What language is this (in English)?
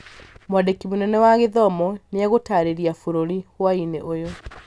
Kikuyu